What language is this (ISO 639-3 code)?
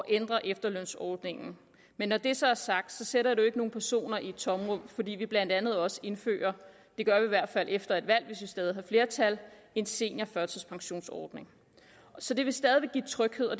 dan